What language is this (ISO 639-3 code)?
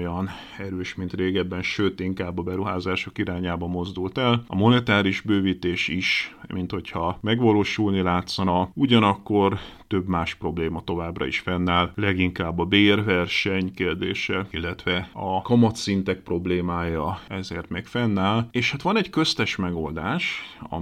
hun